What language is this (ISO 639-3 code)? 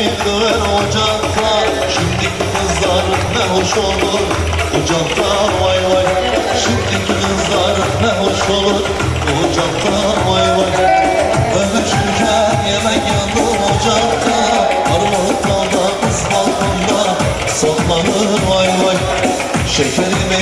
tur